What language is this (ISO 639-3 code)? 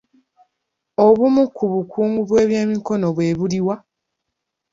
lug